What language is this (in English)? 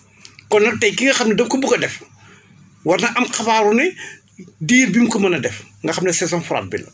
Wolof